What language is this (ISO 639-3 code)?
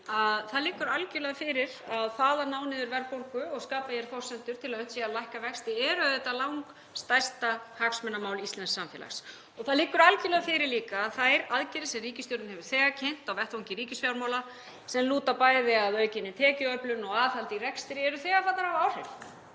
isl